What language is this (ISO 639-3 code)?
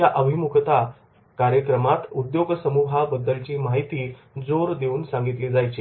mar